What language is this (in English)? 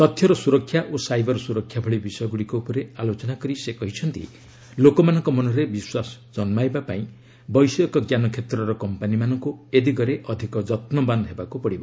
Odia